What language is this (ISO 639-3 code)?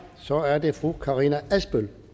dan